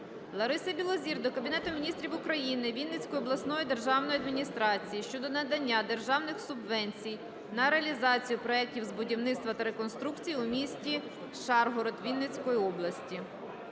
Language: Ukrainian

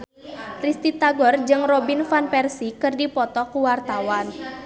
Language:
Sundanese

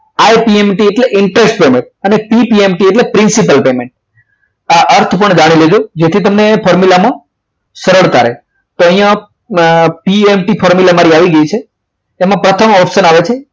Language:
Gujarati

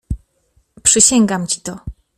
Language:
Polish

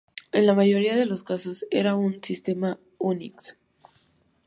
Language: Spanish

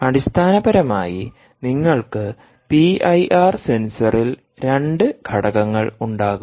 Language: Malayalam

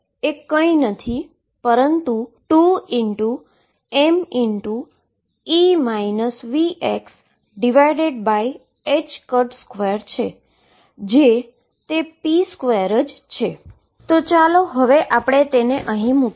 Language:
Gujarati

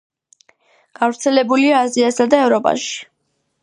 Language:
Georgian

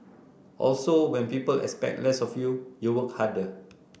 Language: English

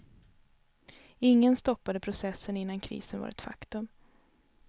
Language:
Swedish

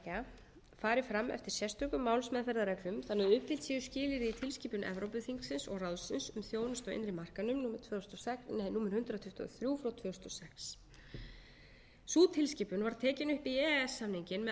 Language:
Icelandic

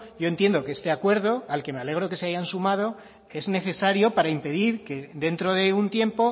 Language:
Spanish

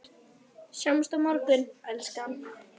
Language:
Icelandic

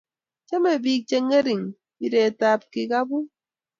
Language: Kalenjin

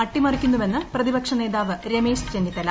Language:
Malayalam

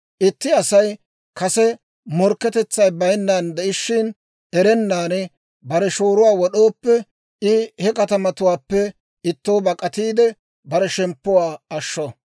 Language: Dawro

